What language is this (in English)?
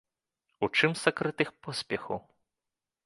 Belarusian